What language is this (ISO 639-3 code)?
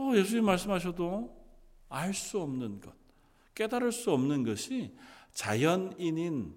kor